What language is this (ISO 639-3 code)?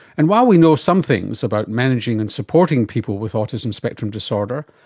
eng